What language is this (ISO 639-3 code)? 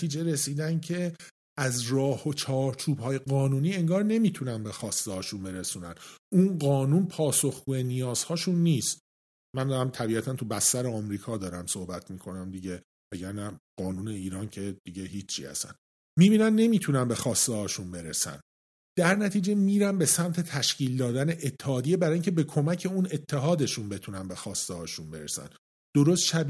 fas